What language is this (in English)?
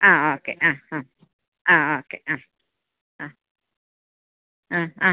Malayalam